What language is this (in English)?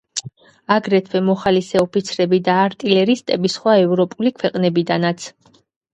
Georgian